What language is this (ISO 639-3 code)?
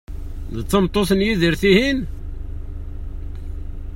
kab